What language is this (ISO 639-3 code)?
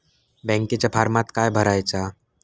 mar